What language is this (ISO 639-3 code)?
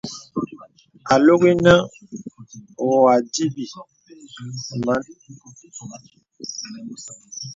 beb